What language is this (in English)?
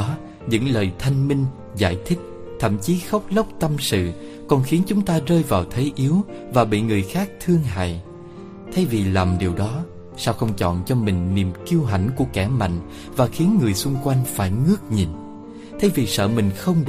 Vietnamese